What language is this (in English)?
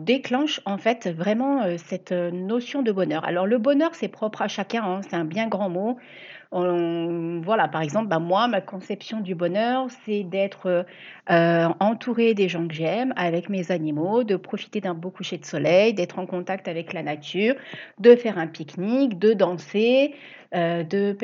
French